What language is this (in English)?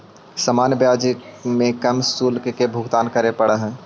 Magahi